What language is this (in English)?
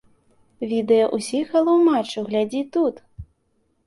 Belarusian